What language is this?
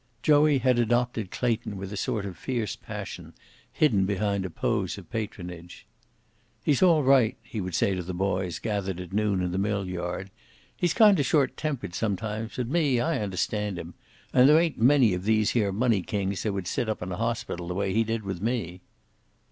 English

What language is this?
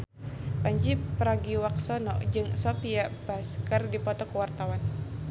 Sundanese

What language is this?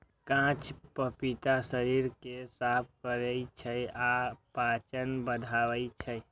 Maithili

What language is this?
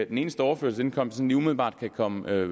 Danish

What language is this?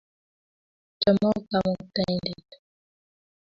Kalenjin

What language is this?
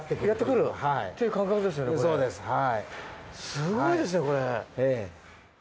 Japanese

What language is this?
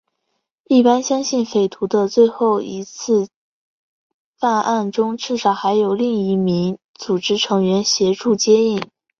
Chinese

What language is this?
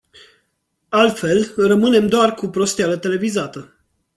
Romanian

